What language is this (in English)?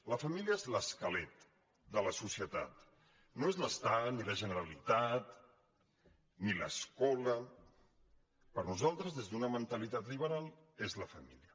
Catalan